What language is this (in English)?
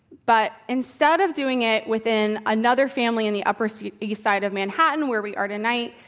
English